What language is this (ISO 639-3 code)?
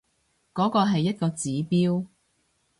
yue